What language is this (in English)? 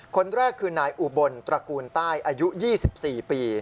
Thai